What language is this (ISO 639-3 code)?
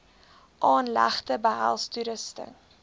afr